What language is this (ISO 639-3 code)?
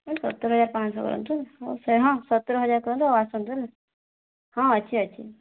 ori